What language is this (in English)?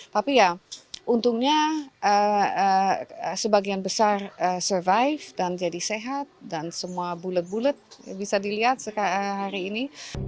Indonesian